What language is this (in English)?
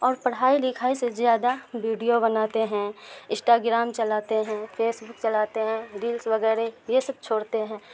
Urdu